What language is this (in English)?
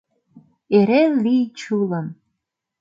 Mari